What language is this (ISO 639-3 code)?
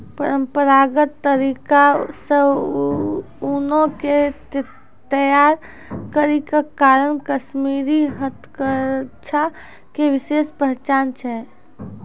mai